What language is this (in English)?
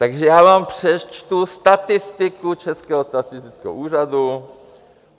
Czech